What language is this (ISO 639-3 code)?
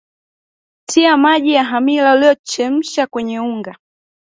swa